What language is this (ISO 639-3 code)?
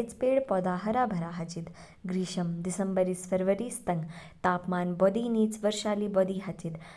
kfk